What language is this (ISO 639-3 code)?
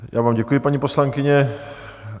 ces